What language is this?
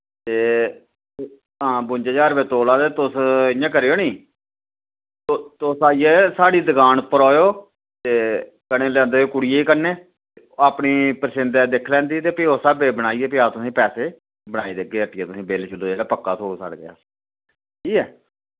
Dogri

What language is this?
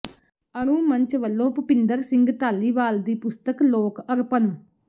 Punjabi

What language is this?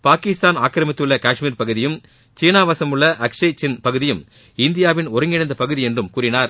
Tamil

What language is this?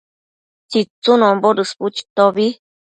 Matsés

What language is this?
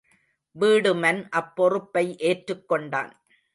Tamil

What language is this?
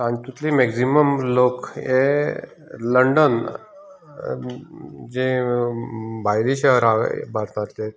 Konkani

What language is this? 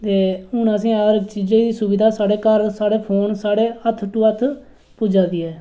Dogri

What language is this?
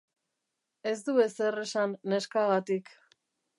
Basque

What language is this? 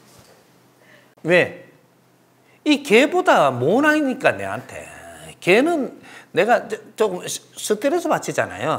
Korean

